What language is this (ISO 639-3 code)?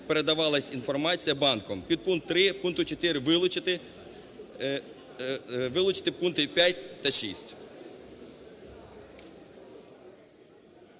ukr